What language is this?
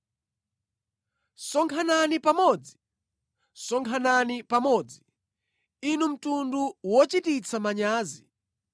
Nyanja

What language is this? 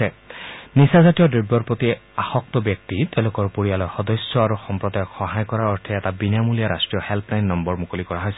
Assamese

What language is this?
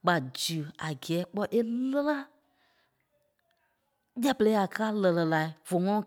Kpelle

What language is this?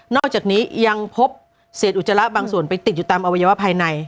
Thai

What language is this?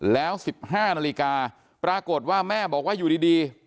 Thai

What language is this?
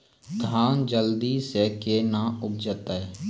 Maithili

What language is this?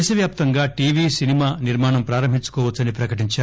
Telugu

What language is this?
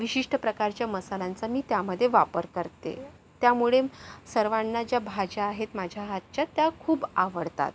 Marathi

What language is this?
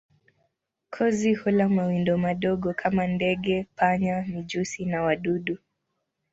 Swahili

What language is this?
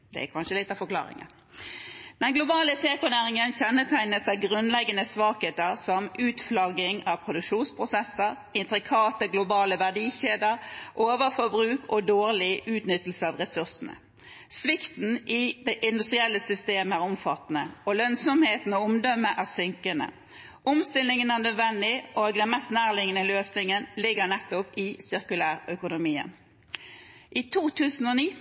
Norwegian Bokmål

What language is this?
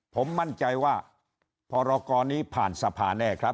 Thai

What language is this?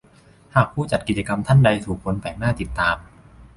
Thai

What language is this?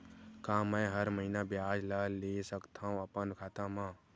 Chhattisgarhi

